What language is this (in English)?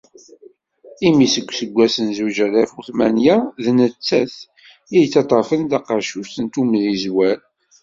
Kabyle